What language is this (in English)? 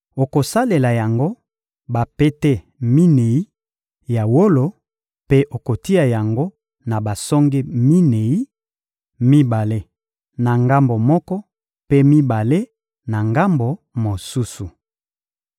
Lingala